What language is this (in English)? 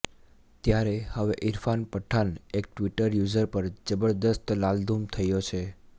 Gujarati